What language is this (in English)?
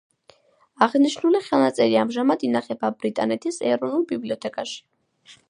Georgian